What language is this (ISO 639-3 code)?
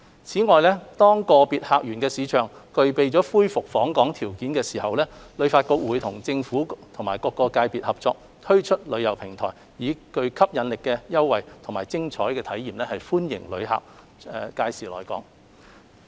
yue